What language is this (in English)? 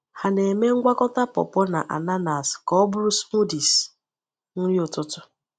Igbo